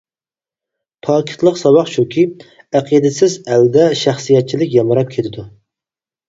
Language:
Uyghur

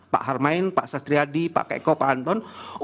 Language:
Indonesian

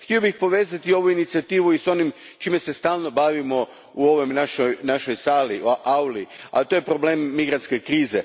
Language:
Croatian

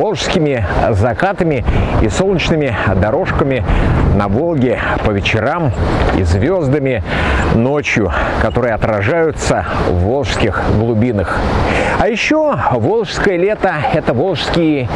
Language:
Russian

